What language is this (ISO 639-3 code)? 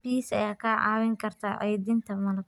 som